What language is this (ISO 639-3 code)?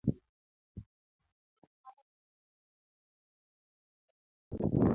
luo